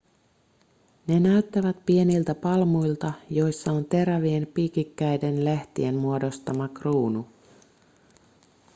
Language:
Finnish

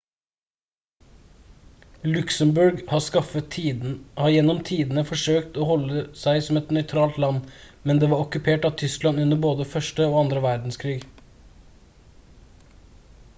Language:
Norwegian Bokmål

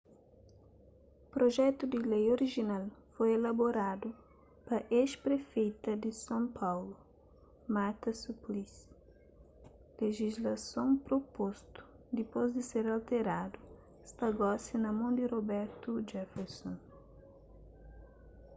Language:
Kabuverdianu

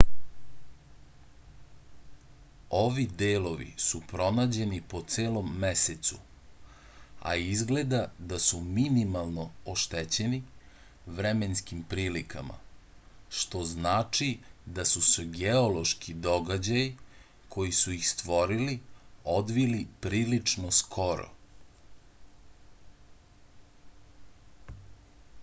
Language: Serbian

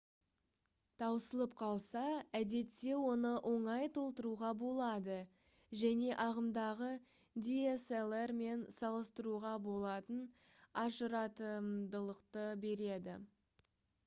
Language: Kazakh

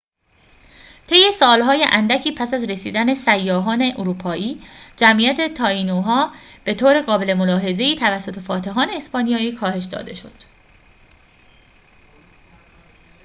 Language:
Persian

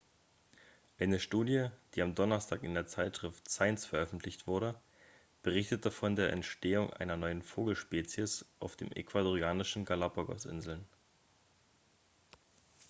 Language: German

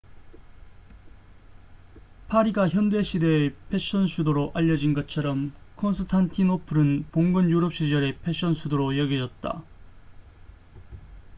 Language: Korean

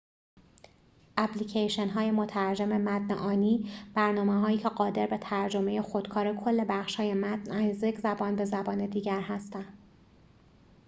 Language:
Persian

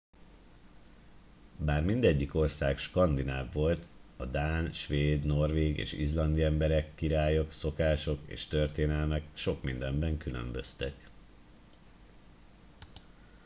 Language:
Hungarian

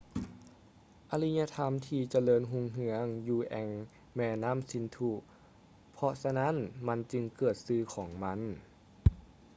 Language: Lao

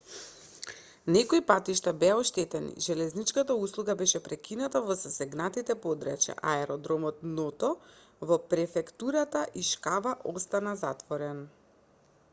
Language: Macedonian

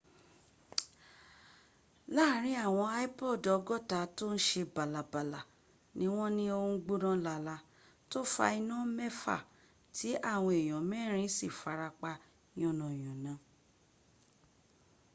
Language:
Yoruba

